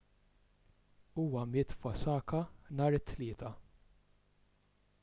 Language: Maltese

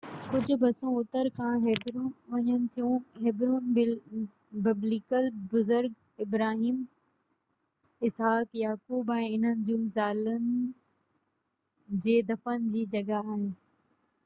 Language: Sindhi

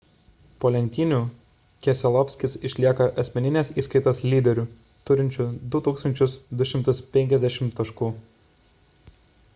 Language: Lithuanian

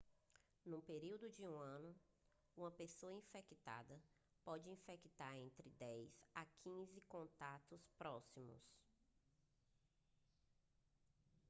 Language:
Portuguese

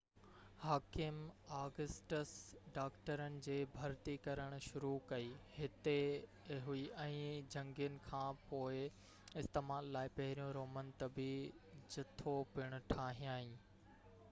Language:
Sindhi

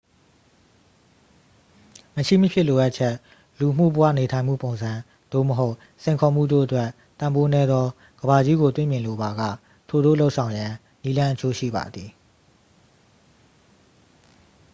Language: Burmese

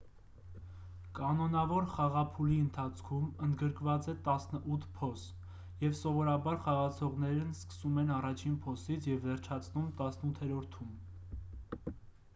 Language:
Armenian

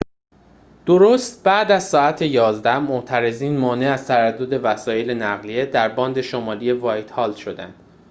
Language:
Persian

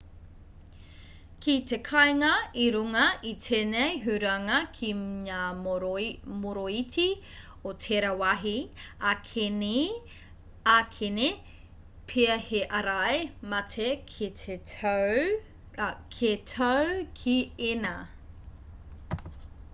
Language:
Māori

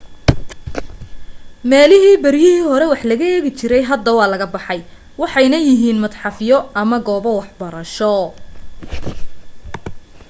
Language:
Somali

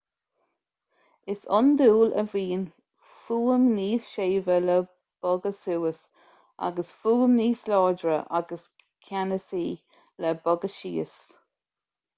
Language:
Irish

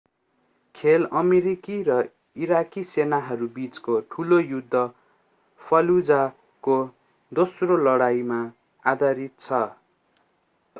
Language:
Nepali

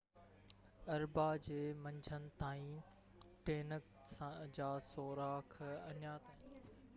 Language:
Sindhi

